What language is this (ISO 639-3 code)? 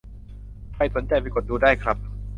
tha